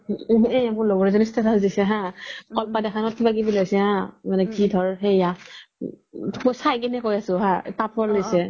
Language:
Assamese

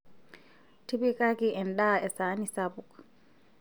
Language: Masai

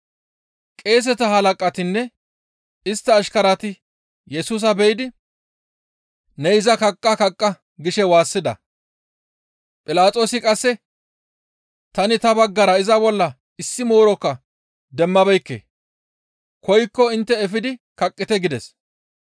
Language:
Gamo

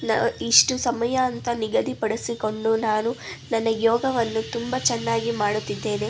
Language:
Kannada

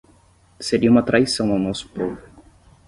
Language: Portuguese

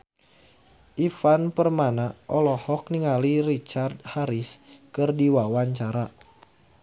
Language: Sundanese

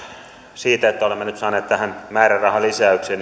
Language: Finnish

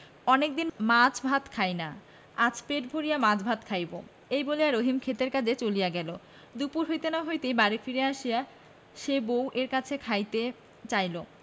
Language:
Bangla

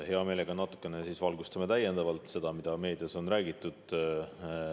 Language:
Estonian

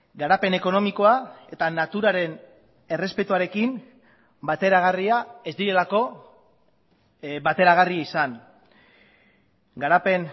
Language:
Basque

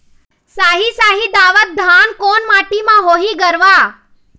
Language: Chhattisgarhi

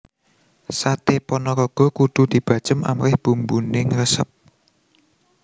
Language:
Javanese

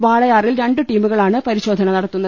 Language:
Malayalam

